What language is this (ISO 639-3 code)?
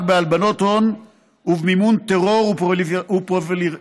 heb